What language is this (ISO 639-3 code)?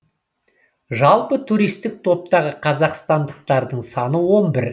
kaz